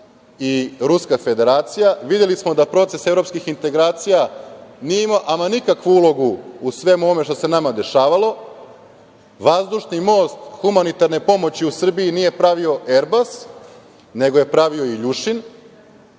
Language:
Serbian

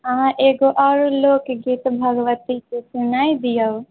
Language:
Maithili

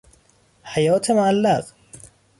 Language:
Persian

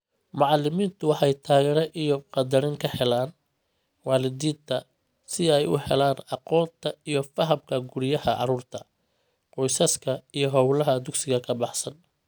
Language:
Somali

